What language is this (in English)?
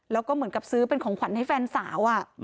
Thai